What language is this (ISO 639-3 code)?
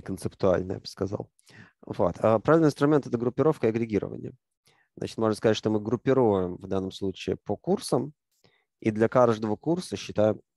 rus